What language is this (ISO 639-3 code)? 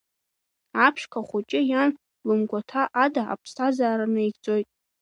abk